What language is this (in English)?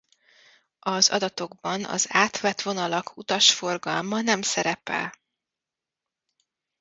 Hungarian